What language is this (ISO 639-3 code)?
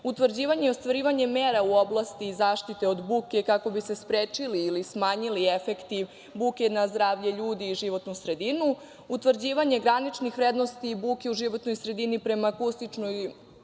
srp